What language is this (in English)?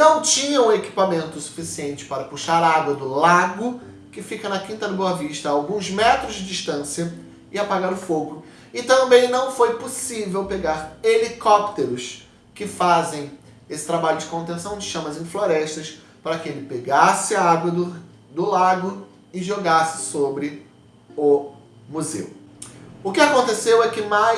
Portuguese